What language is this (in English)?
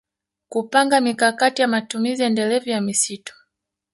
Swahili